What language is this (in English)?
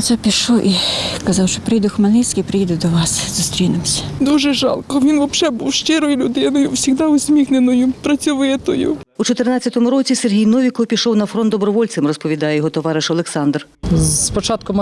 Ukrainian